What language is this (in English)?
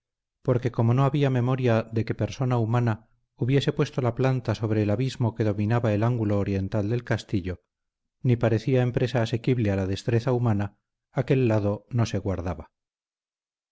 Spanish